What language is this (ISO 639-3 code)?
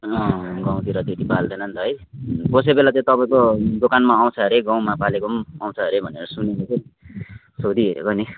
nep